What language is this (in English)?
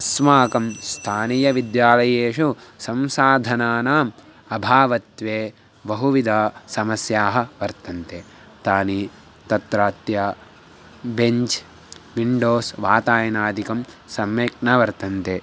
Sanskrit